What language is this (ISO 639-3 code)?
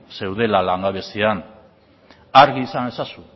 eus